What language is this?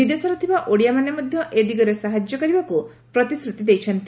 Odia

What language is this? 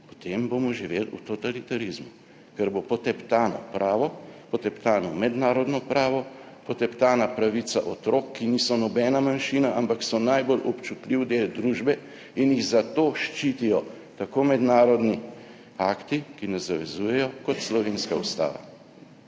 Slovenian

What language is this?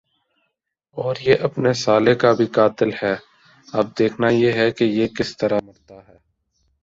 Urdu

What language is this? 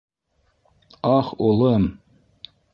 Bashkir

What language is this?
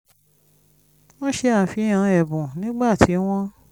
Yoruba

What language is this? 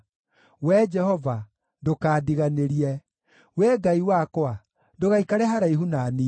Kikuyu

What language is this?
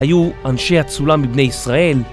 Hebrew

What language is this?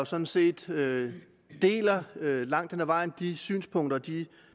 Danish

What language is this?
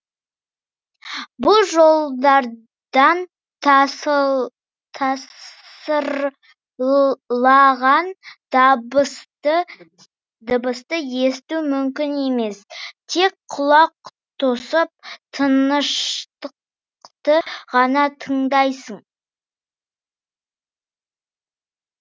Kazakh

